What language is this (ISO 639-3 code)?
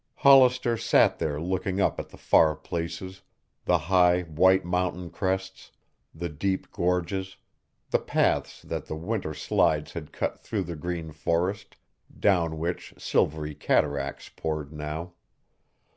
eng